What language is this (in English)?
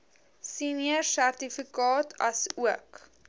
Afrikaans